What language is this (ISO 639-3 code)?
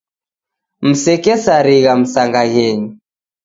dav